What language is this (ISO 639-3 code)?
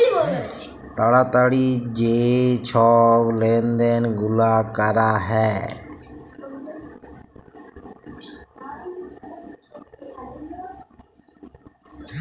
ben